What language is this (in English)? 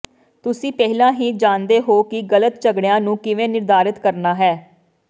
Punjabi